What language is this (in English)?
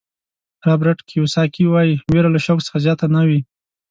Pashto